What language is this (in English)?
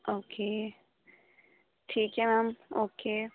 Urdu